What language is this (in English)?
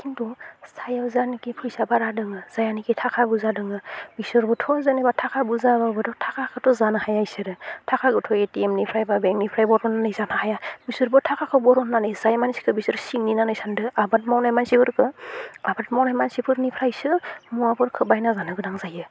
Bodo